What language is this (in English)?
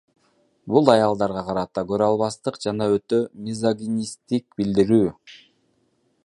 Kyrgyz